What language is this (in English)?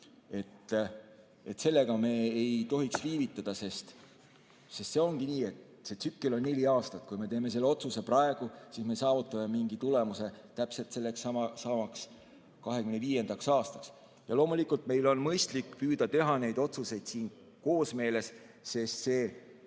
Estonian